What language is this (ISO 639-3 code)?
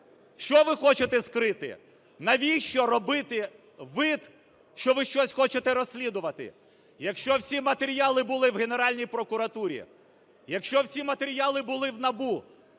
ukr